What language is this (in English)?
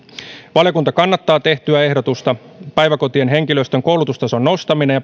Finnish